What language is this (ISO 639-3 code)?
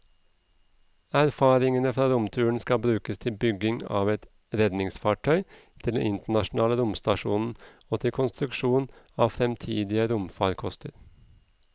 nor